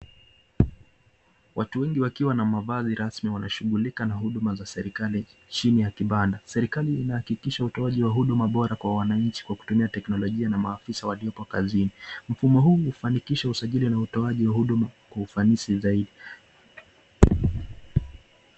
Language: Swahili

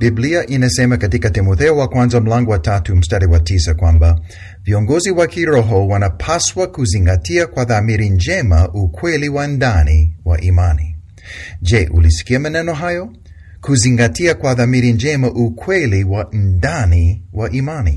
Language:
Swahili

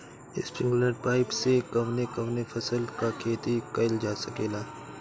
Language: Bhojpuri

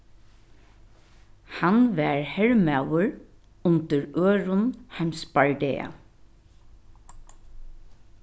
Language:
Faroese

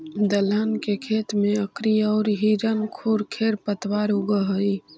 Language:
Magahi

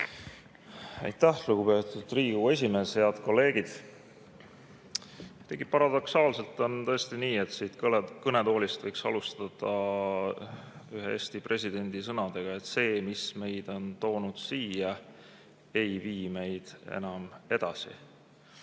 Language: Estonian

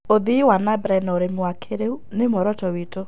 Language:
Kikuyu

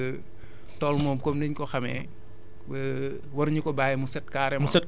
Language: Wolof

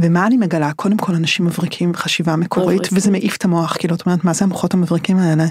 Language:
Hebrew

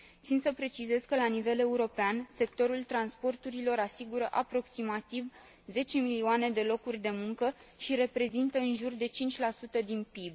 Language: Romanian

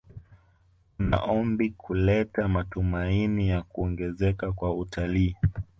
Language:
Swahili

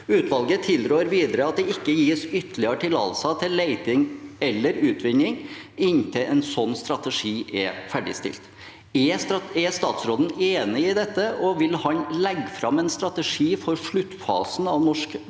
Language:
Norwegian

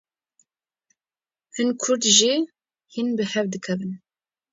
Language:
Kurdish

